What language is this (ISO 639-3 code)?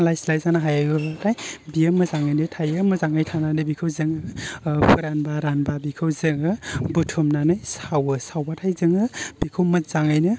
brx